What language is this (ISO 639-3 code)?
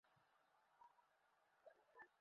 ben